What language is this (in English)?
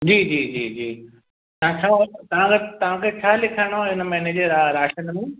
Sindhi